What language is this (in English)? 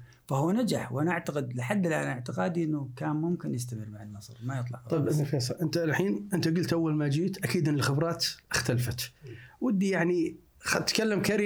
Arabic